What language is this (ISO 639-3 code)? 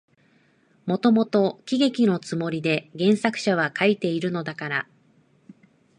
jpn